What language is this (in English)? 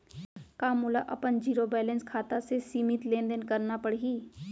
Chhattisgarhi